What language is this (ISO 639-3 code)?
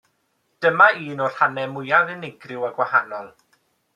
cym